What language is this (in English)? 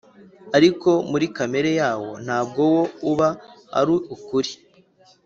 Kinyarwanda